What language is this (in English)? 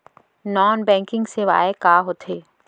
Chhattisgarhi